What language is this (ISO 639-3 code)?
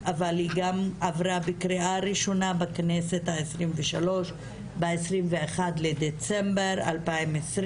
heb